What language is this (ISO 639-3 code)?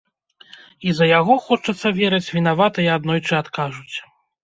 bel